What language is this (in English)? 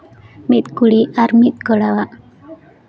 Santali